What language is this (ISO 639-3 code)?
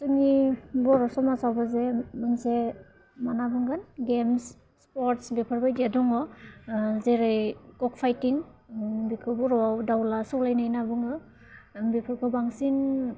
brx